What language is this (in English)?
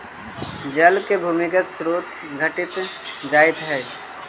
Magahi